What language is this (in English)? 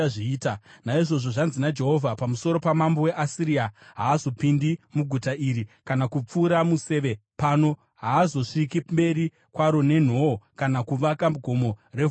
Shona